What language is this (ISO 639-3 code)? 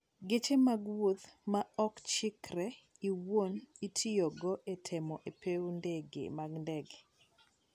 luo